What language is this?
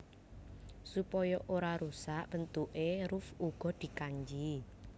Javanese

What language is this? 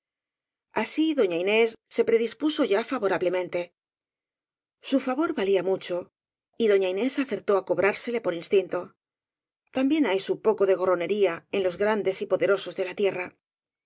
Spanish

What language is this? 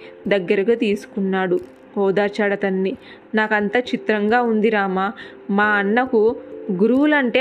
Telugu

